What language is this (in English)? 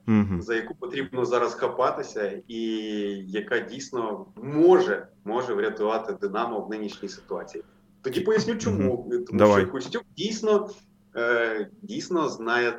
Ukrainian